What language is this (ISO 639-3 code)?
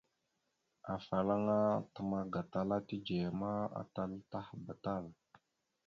mxu